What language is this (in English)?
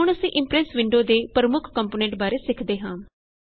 Punjabi